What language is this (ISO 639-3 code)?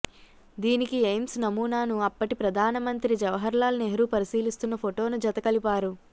tel